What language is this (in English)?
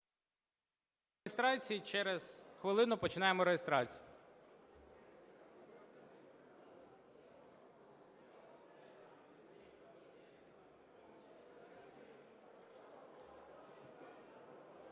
Ukrainian